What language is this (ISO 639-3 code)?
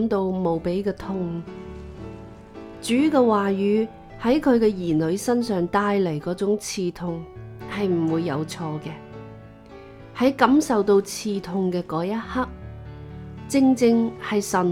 zho